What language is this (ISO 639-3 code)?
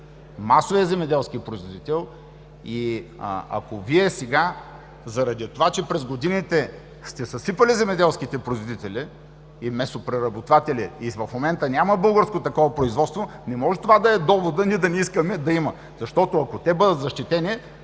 bul